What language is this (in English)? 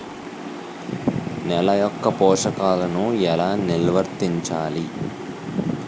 Telugu